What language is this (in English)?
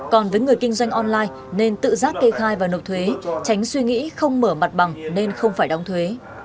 Vietnamese